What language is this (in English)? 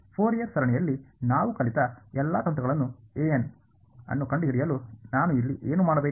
Kannada